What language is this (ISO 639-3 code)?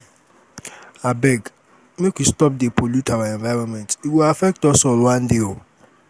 pcm